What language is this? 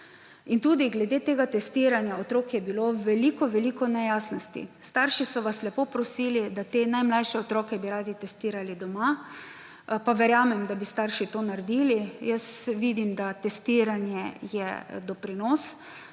Slovenian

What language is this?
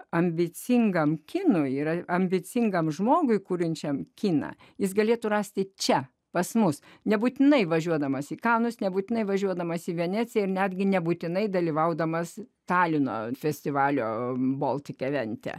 Lithuanian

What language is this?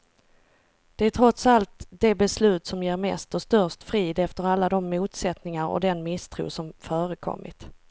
Swedish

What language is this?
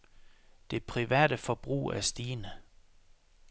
Danish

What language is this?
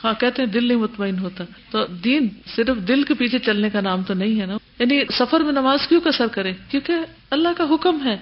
Urdu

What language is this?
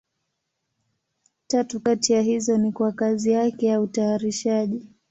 Swahili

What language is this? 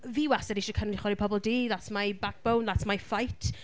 Welsh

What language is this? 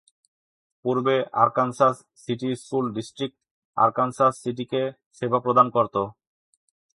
Bangla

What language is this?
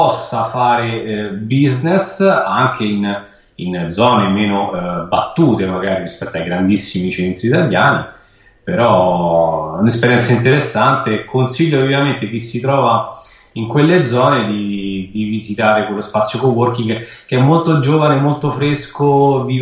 Italian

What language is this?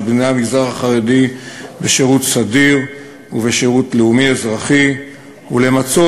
Hebrew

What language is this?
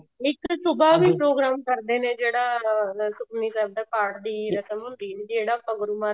Punjabi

